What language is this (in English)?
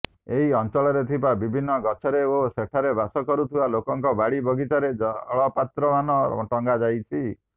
Odia